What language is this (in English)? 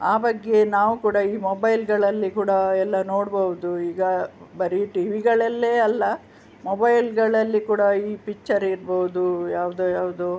Kannada